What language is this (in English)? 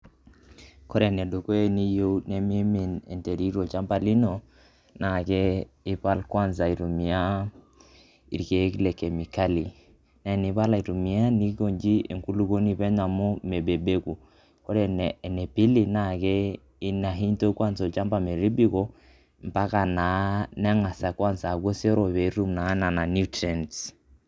Masai